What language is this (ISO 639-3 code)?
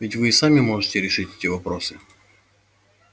rus